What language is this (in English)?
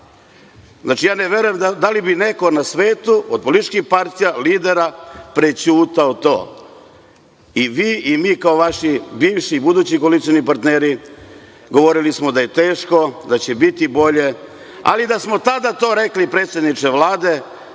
Serbian